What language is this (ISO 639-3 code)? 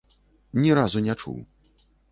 bel